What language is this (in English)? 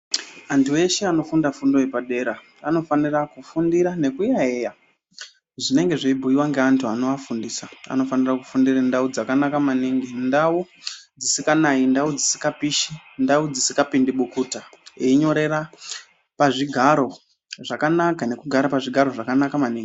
Ndau